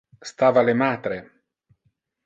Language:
Interlingua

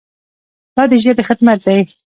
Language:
Pashto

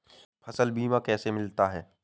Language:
Hindi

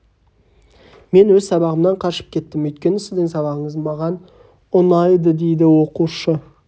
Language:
Kazakh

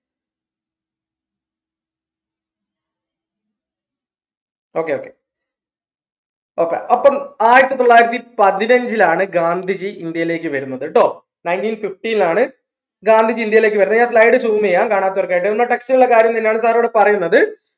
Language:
Malayalam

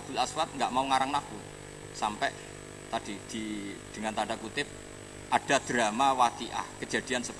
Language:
Indonesian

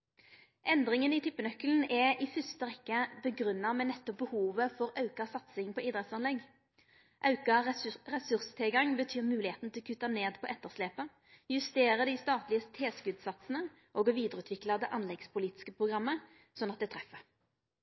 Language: Norwegian Nynorsk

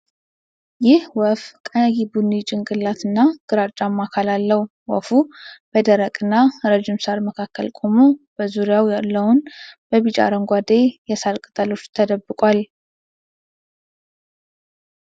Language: Amharic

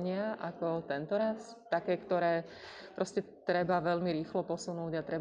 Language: Slovak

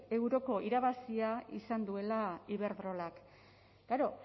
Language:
Basque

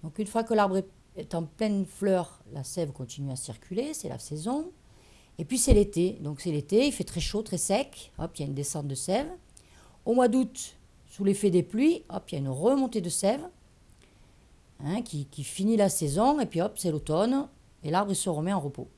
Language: French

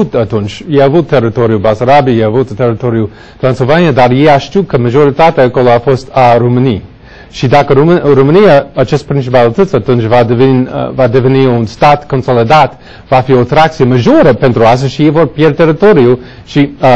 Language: Romanian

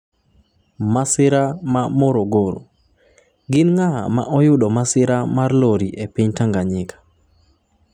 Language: Luo (Kenya and Tanzania)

